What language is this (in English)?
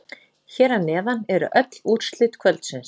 Icelandic